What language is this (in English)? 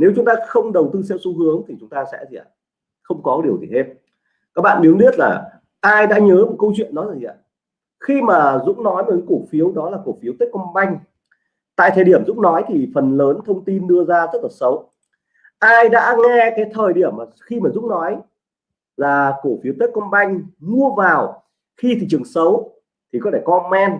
Vietnamese